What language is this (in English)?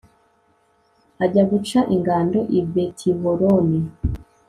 Kinyarwanda